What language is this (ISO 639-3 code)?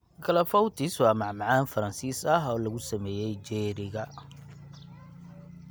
som